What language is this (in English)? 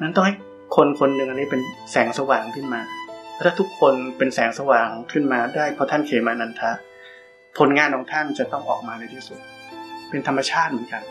Thai